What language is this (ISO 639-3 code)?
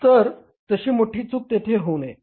mar